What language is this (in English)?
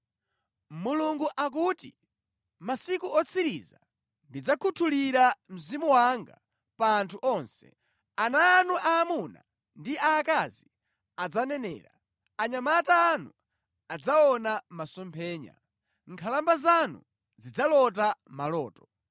Nyanja